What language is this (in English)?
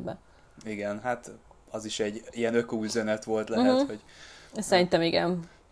Hungarian